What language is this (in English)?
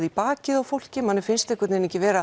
Icelandic